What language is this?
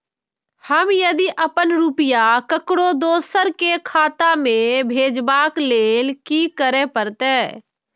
Maithili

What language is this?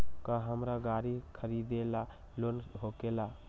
Magahi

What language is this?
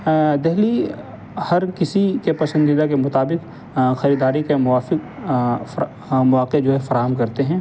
Urdu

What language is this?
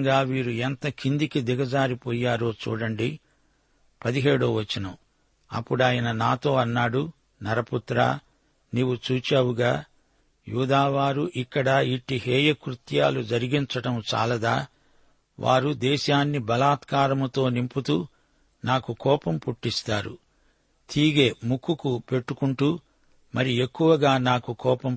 Telugu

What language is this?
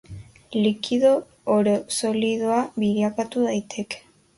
Basque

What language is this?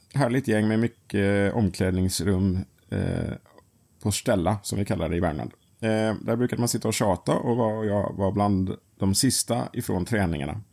Swedish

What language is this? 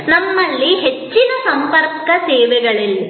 Kannada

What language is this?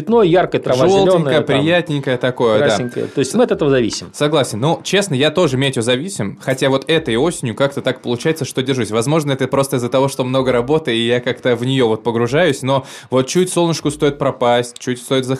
Russian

